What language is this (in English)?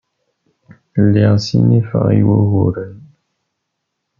Kabyle